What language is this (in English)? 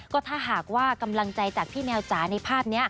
Thai